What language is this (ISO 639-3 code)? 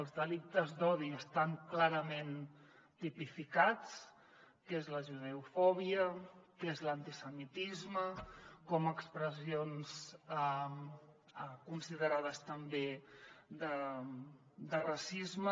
cat